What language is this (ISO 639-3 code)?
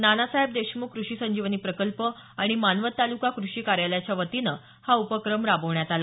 mar